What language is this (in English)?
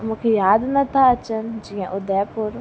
Sindhi